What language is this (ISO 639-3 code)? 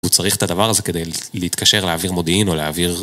heb